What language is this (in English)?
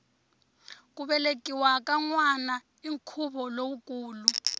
Tsonga